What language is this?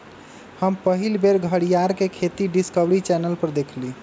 Magahi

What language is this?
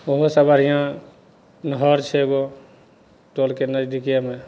Maithili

